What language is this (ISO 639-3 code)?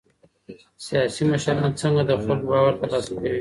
pus